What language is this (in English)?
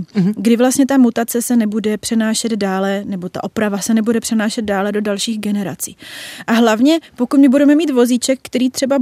Czech